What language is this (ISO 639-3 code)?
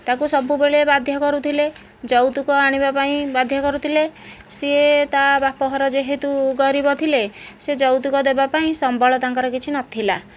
ori